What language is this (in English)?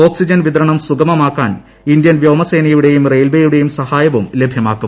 Malayalam